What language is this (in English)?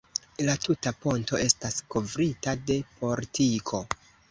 Esperanto